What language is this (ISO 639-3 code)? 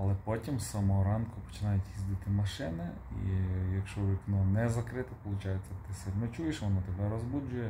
ukr